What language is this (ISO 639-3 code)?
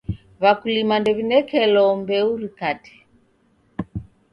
dav